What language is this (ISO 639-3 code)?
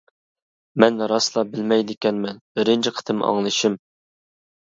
uig